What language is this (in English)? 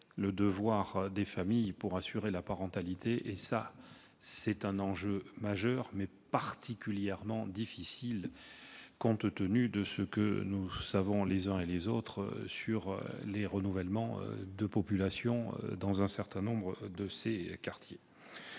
French